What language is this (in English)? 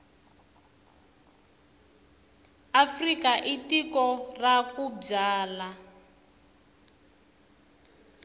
Tsonga